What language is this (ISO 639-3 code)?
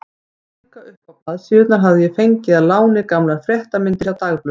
isl